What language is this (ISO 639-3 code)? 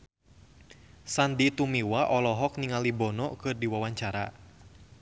sun